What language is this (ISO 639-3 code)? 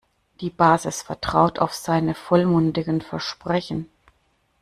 deu